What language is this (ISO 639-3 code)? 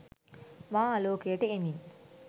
sin